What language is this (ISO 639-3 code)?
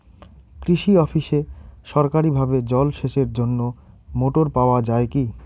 ben